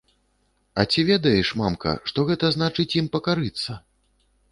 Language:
Belarusian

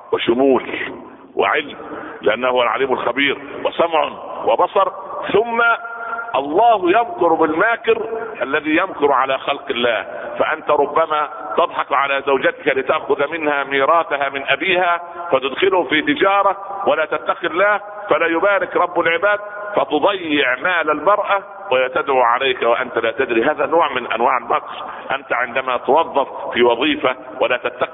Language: Arabic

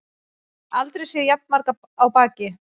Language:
Icelandic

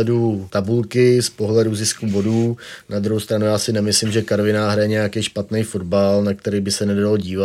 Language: Czech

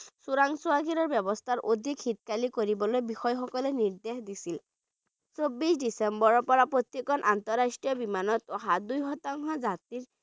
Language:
Bangla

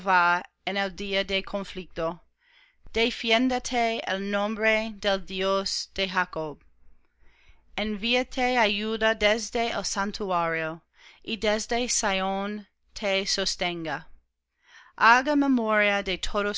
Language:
Spanish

